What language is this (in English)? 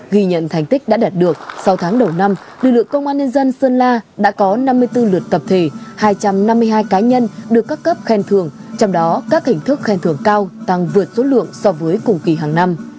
Vietnamese